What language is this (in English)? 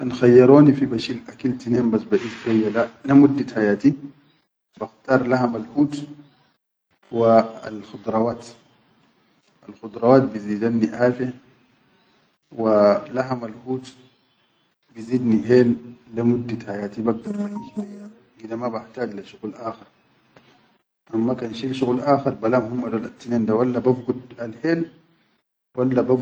Chadian Arabic